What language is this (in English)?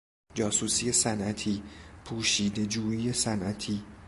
Persian